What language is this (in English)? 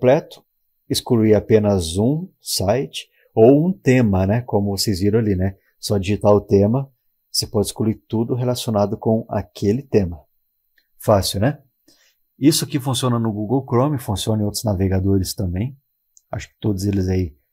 Portuguese